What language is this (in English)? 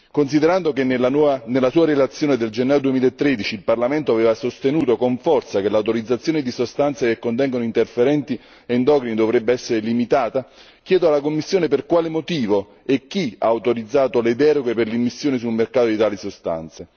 Italian